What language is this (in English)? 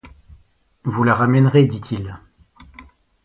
French